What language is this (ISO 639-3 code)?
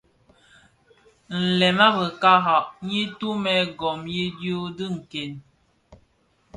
ksf